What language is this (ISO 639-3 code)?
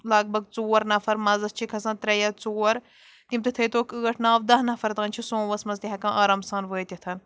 kas